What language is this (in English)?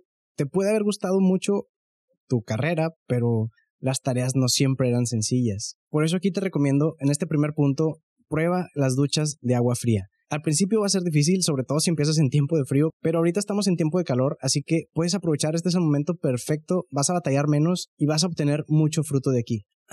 Spanish